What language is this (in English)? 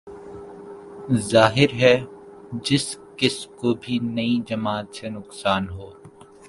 Urdu